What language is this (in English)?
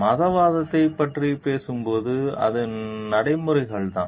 Tamil